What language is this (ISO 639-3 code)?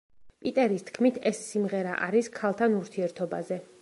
kat